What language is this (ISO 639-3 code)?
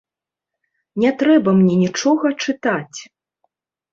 bel